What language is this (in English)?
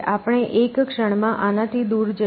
Gujarati